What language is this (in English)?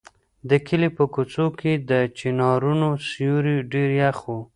Pashto